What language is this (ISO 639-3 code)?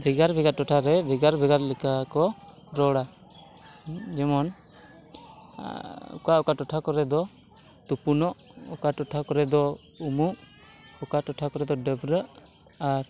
sat